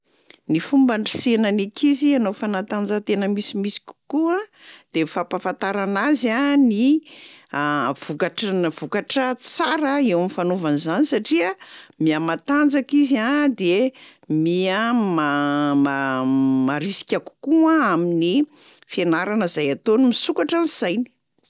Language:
Malagasy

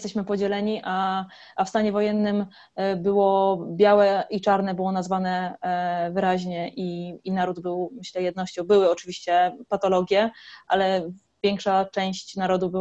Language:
Polish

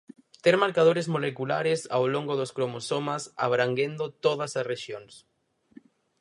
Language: Galician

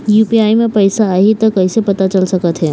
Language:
Chhattisgarhi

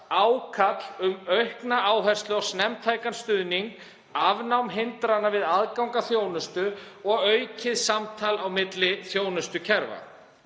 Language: Icelandic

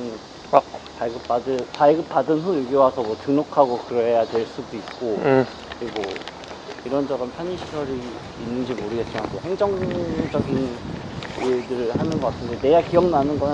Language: Korean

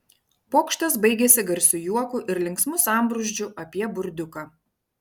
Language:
Lithuanian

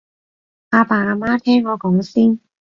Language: Cantonese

